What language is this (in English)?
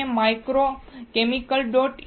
Gujarati